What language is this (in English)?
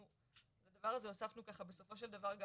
Hebrew